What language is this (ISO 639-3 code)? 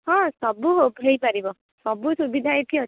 ori